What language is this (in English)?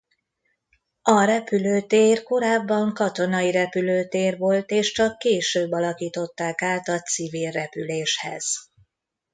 Hungarian